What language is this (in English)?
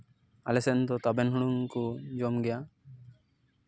Santali